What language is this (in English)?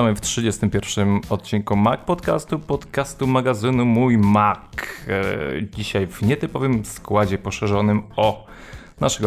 Polish